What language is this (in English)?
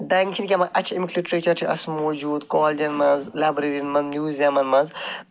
Kashmiri